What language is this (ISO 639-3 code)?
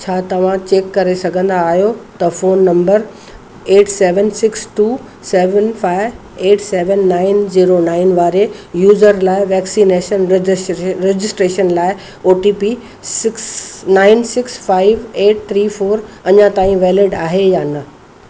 snd